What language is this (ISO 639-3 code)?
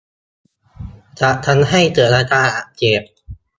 tha